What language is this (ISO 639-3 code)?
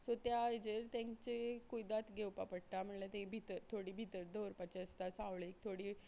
kok